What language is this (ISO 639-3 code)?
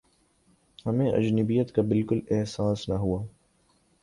urd